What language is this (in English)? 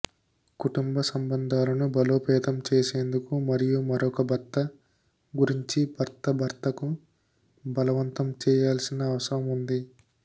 Telugu